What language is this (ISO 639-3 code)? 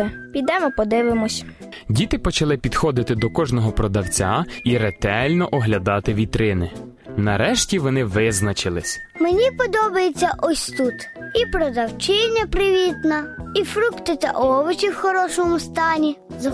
ukr